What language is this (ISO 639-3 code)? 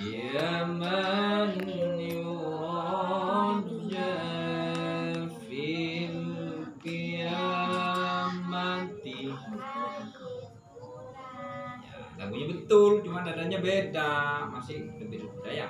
ind